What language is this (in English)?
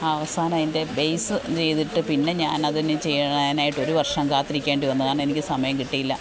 Malayalam